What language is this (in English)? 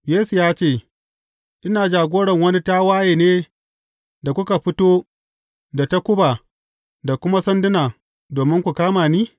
Hausa